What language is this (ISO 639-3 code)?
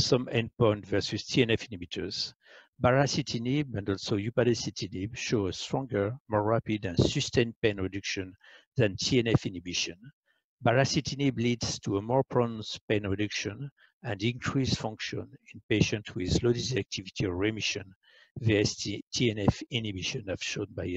eng